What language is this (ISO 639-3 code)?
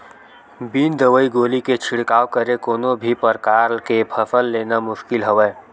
hne